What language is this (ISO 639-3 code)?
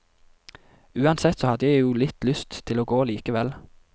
nor